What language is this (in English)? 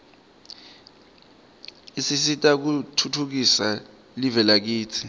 Swati